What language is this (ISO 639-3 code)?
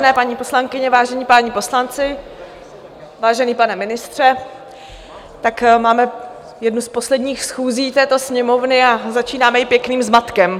ces